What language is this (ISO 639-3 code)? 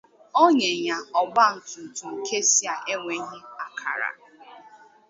ibo